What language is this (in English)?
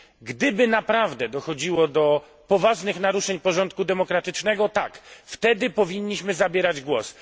Polish